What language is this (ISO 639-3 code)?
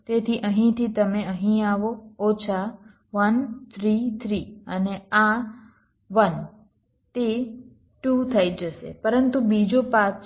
guj